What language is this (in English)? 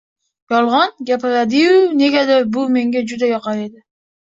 Uzbek